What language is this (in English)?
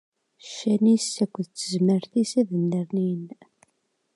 Kabyle